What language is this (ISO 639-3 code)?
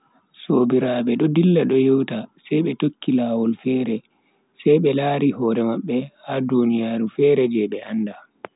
fui